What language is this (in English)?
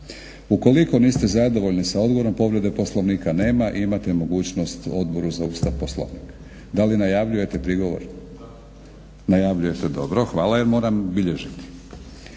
Croatian